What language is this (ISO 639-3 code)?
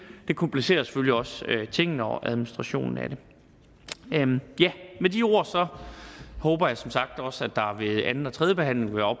dan